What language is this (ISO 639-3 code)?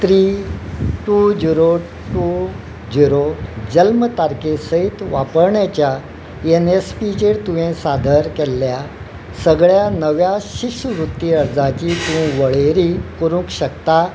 kok